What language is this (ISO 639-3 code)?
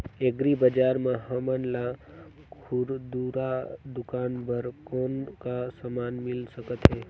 hne